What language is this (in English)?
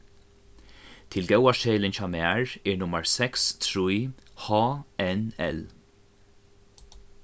Faroese